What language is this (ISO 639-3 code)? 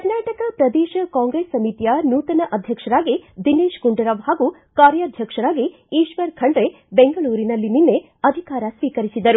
kan